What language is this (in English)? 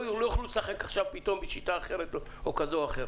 Hebrew